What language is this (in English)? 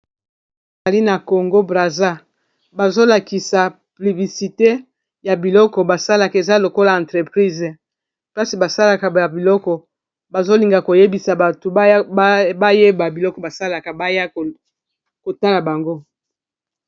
Lingala